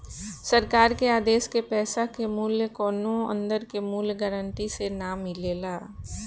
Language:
Bhojpuri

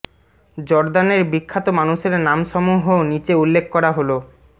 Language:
Bangla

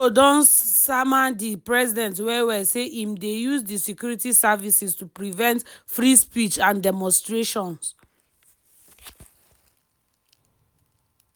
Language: Nigerian Pidgin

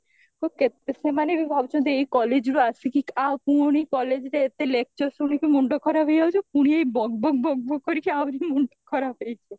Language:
Odia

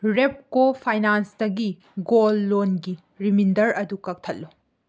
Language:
Manipuri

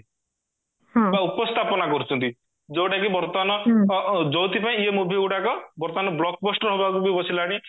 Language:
Odia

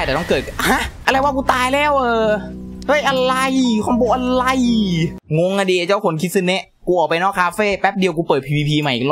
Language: Thai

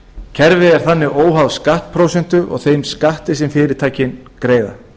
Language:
Icelandic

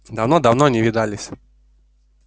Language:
Russian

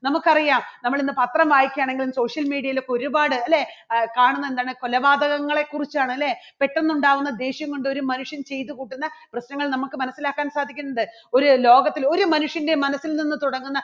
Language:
Malayalam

